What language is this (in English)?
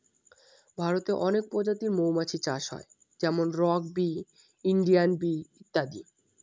Bangla